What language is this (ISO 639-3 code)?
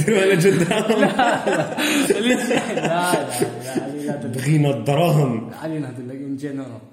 ara